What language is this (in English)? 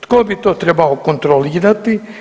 Croatian